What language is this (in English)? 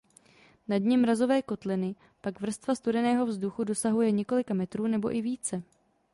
Czech